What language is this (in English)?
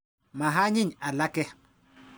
Kalenjin